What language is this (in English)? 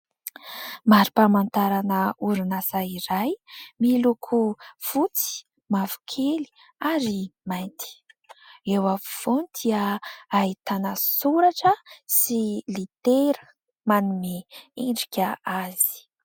Malagasy